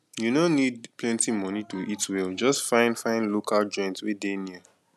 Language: Nigerian Pidgin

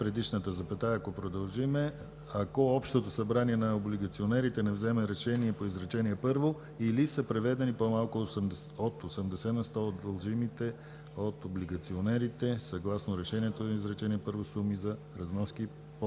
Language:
Bulgarian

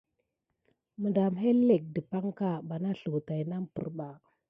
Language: Gidar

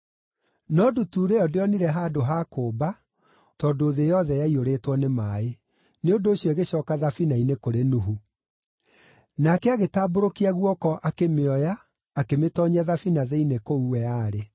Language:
Kikuyu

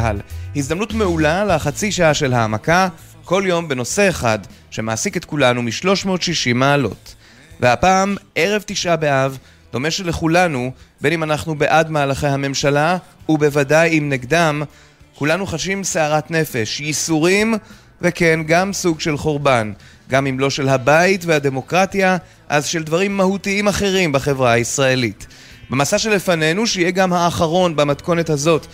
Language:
Hebrew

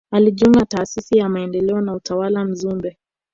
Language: Swahili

